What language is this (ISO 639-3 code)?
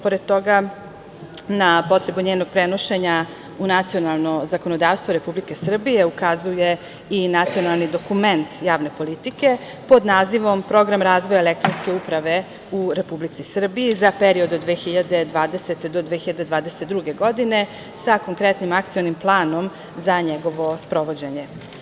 srp